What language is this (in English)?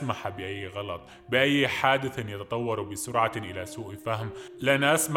Arabic